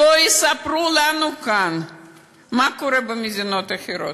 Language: Hebrew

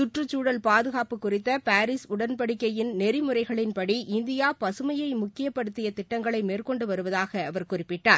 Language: Tamil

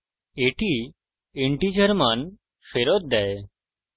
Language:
Bangla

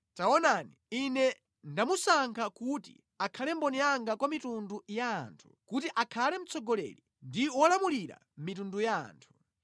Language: Nyanja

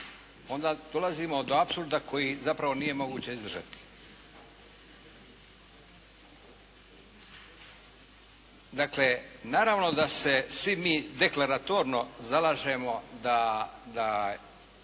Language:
Croatian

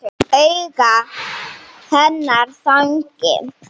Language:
Icelandic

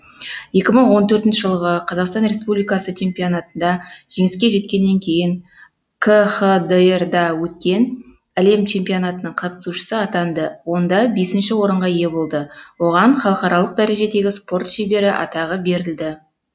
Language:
Kazakh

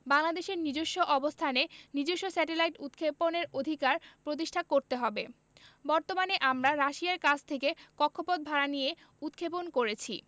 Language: Bangla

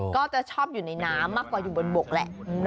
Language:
Thai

